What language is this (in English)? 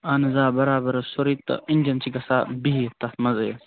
Kashmiri